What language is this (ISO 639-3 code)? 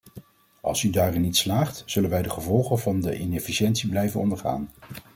nld